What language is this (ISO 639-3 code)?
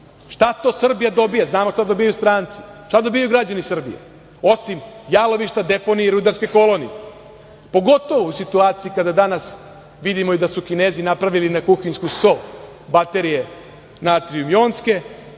srp